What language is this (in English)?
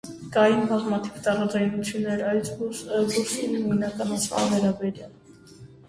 Armenian